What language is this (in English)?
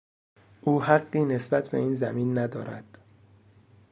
Persian